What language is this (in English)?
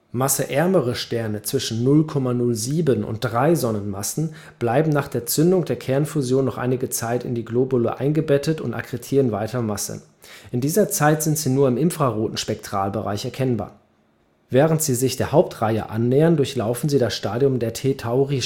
German